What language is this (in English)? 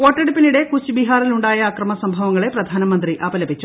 Malayalam